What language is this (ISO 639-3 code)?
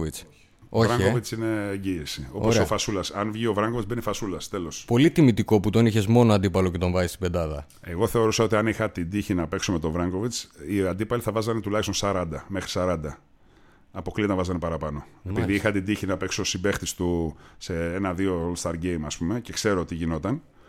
ell